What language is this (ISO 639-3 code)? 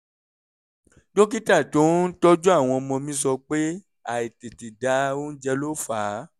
yor